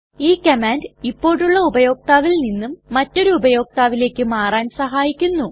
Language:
Malayalam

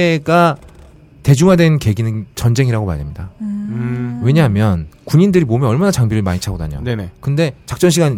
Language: Korean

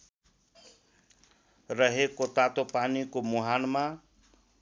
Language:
Nepali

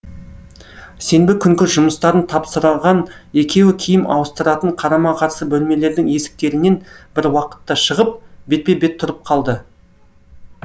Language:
Kazakh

